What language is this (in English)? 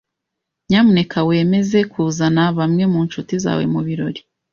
Kinyarwanda